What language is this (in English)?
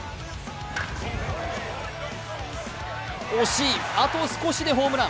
Japanese